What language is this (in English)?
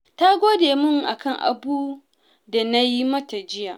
Hausa